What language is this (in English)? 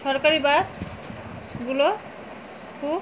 Bangla